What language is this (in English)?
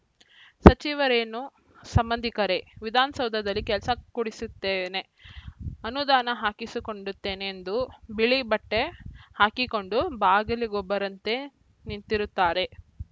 Kannada